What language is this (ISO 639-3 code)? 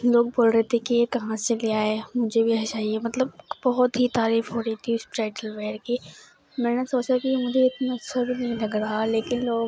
urd